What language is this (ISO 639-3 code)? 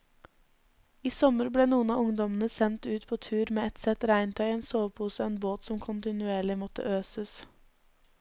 nor